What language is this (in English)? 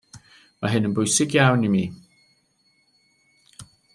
Welsh